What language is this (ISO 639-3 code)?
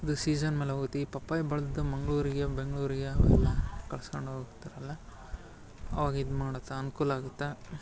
kan